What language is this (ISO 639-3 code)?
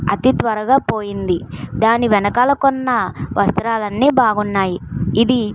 tel